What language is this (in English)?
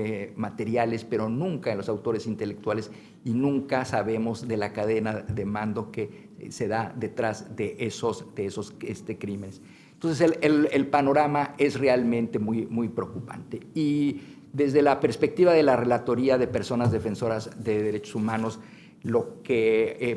Spanish